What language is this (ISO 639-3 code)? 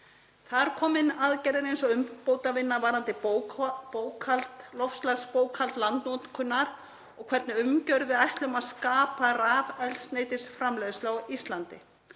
isl